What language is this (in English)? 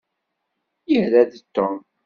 Kabyle